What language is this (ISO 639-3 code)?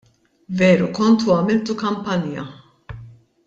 mlt